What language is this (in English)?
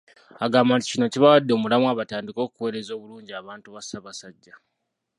Ganda